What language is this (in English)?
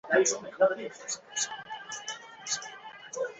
Chinese